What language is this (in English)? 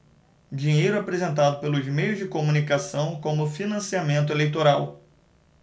Portuguese